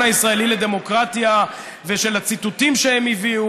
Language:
Hebrew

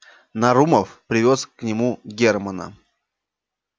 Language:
Russian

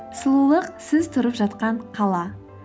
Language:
Kazakh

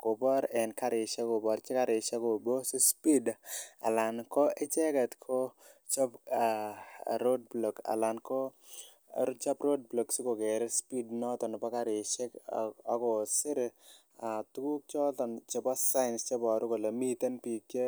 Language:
Kalenjin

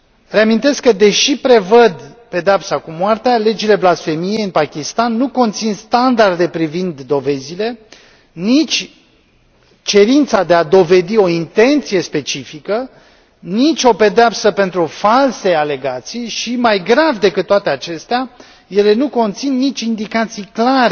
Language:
Romanian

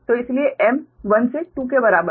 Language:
Hindi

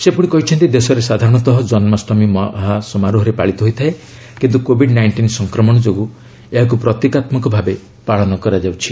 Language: Odia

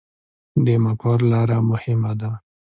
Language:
Pashto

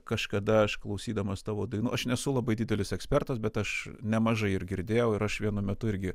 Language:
Lithuanian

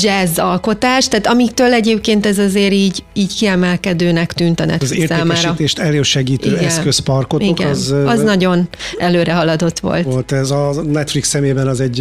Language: Hungarian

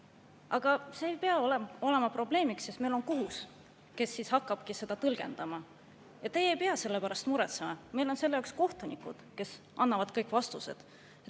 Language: Estonian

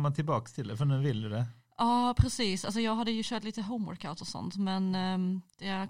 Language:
Swedish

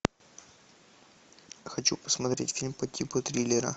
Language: Russian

